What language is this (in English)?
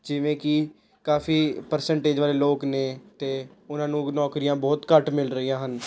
Punjabi